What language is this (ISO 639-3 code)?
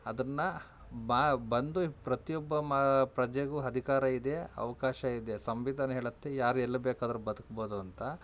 kan